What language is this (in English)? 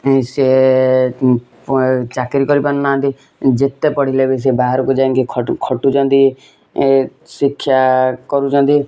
Odia